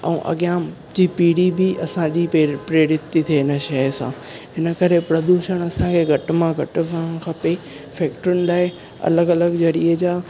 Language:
Sindhi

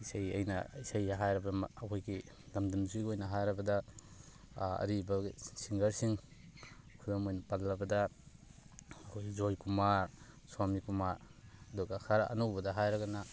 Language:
Manipuri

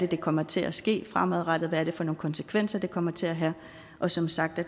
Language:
Danish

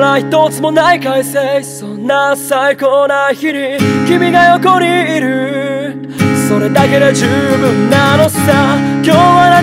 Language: Korean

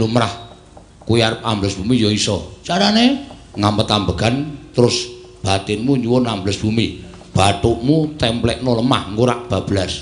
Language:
Indonesian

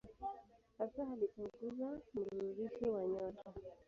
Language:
Swahili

